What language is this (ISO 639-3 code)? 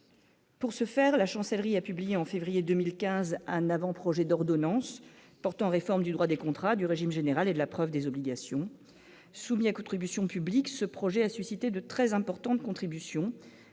fra